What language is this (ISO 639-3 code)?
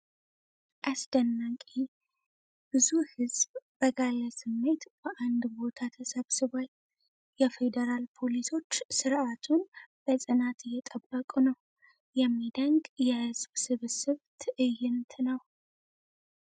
amh